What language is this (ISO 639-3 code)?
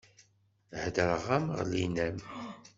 kab